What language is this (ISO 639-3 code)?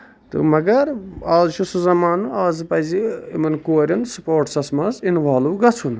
kas